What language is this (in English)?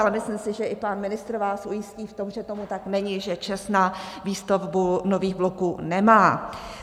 Czech